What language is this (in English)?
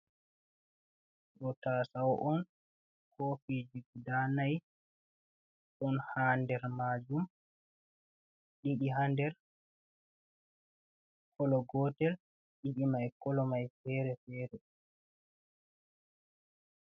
Fula